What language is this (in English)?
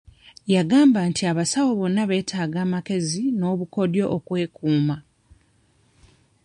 Ganda